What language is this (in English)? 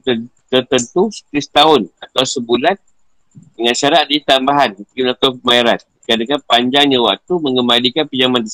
Malay